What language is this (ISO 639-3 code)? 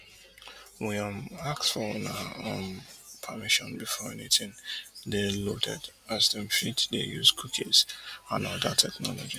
pcm